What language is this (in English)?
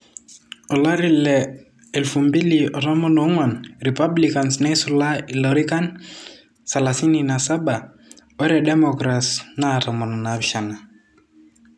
Masai